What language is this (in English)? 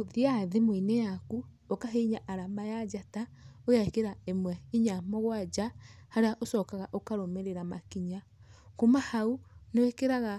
Kikuyu